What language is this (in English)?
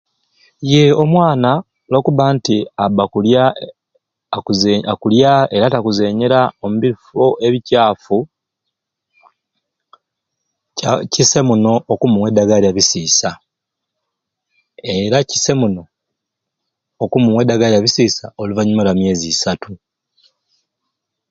Ruuli